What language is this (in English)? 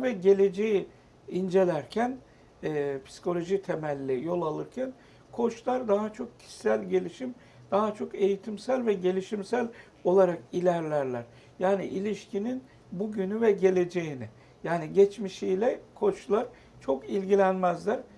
Turkish